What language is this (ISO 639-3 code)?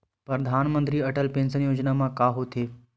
hne